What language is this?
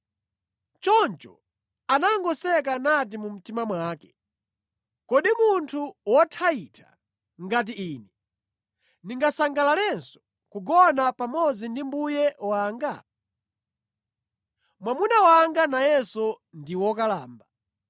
Nyanja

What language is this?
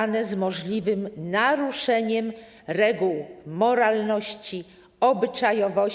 Polish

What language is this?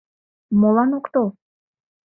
Mari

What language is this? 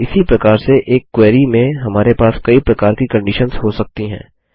Hindi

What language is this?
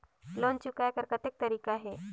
Chhattisgarhi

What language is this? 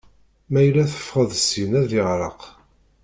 Kabyle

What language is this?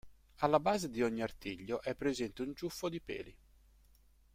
Italian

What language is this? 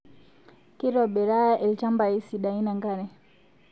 Masai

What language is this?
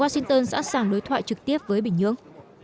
Vietnamese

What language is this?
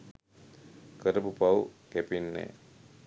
Sinhala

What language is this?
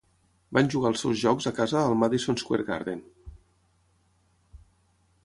Catalan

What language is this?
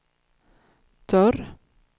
Swedish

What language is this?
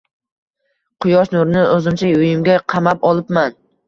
Uzbek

